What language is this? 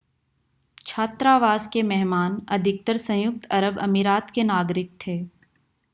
Hindi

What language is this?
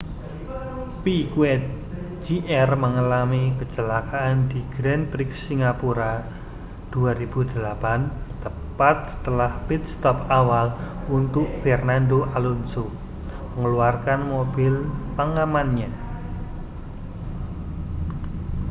Indonesian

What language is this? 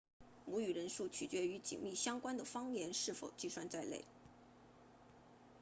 Chinese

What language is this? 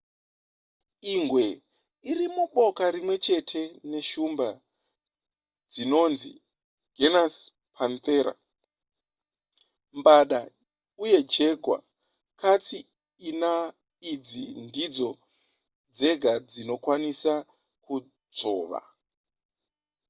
Shona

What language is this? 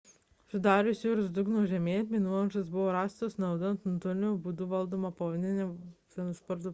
Lithuanian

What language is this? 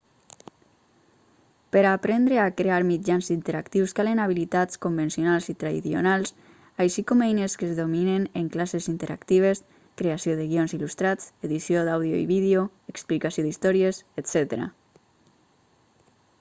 Catalan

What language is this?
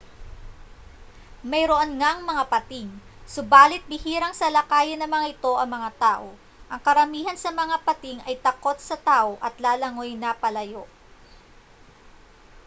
Filipino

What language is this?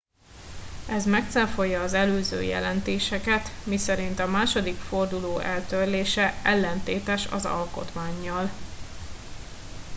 Hungarian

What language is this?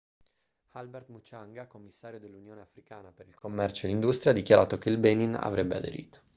Italian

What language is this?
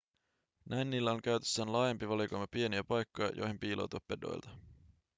Finnish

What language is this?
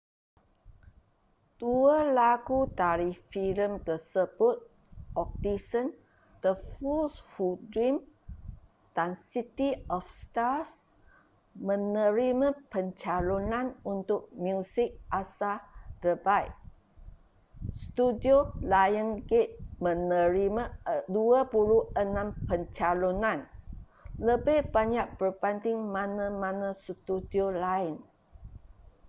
Malay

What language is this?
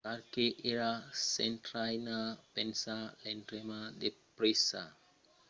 Occitan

